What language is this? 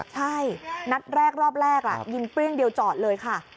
Thai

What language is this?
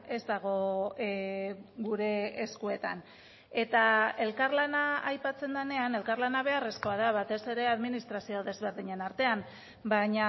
Basque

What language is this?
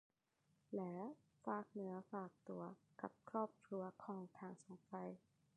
Thai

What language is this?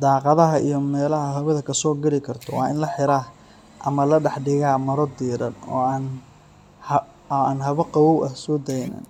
Somali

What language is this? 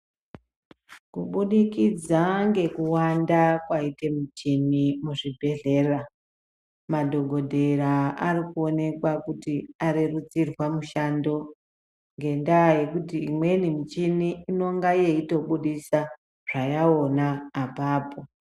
Ndau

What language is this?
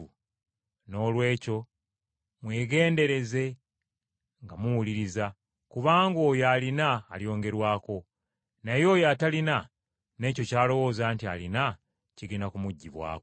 Ganda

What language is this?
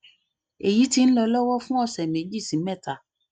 Yoruba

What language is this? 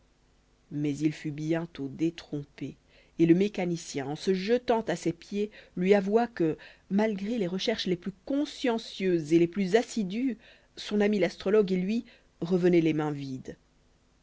French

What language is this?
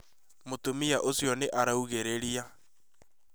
Kikuyu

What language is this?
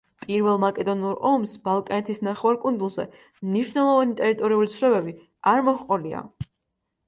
Georgian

